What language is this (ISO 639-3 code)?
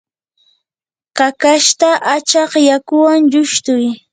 qur